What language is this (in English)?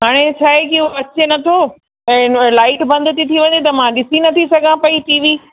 Sindhi